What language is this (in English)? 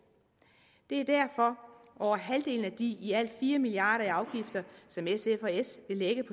Danish